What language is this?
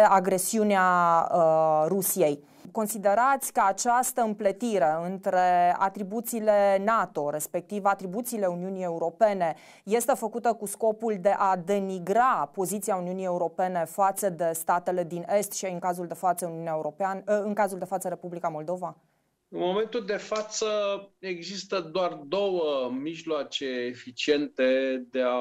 Romanian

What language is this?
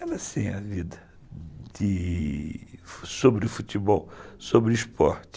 Portuguese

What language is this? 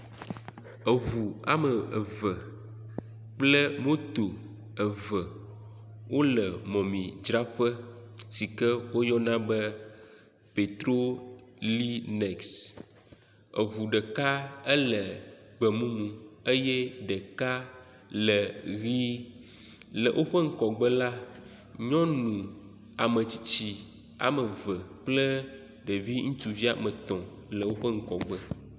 Ewe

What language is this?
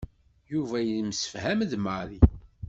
Kabyle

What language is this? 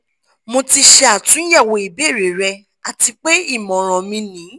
Yoruba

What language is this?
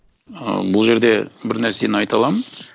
Kazakh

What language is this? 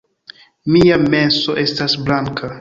Esperanto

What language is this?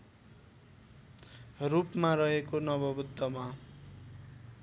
Nepali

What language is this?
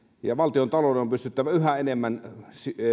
Finnish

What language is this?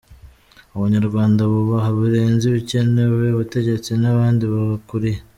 Kinyarwanda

